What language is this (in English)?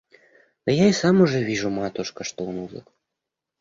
Russian